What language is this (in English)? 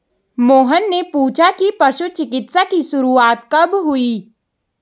Hindi